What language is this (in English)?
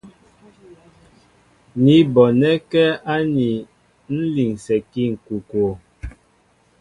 Mbo (Cameroon)